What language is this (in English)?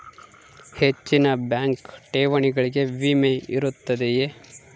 Kannada